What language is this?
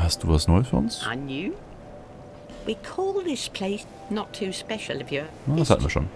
German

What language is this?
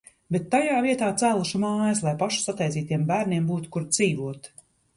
Latvian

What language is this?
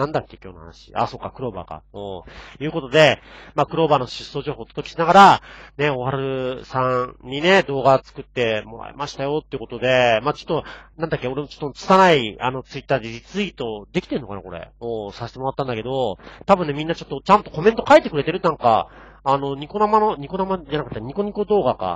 Japanese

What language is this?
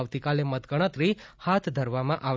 Gujarati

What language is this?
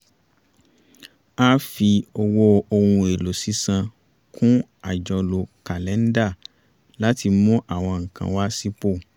Yoruba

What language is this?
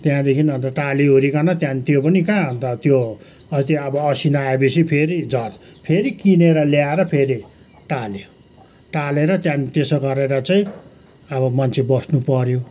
Nepali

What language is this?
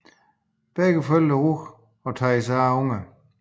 Danish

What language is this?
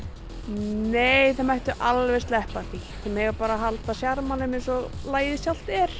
Icelandic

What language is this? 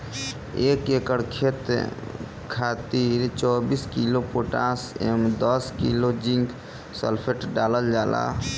Bhojpuri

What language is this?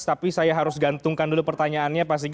Indonesian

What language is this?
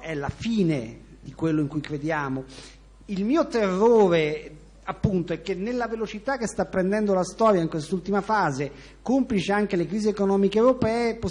Italian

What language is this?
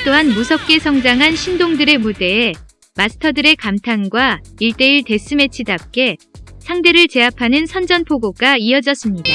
Korean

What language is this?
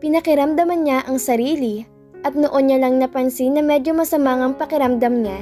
Filipino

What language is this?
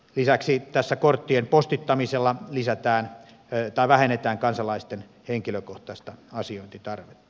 Finnish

